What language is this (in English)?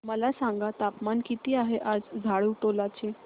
Marathi